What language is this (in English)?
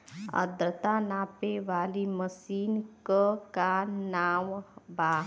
Bhojpuri